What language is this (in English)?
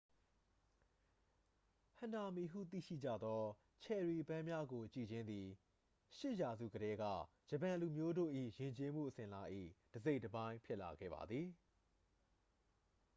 Burmese